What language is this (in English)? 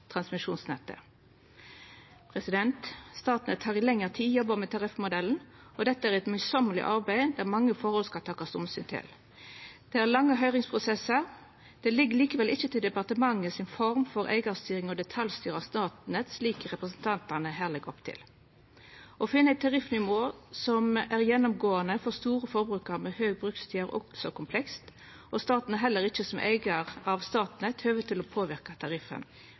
Norwegian Nynorsk